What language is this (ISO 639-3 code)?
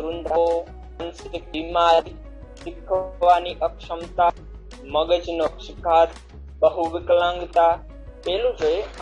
guj